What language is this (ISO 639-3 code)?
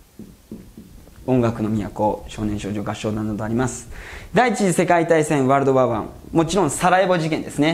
jpn